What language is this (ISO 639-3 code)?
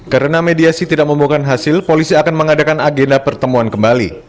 ind